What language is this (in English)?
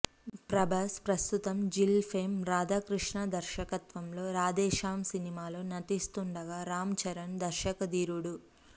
Telugu